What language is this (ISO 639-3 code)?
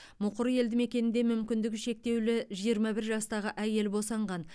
kaz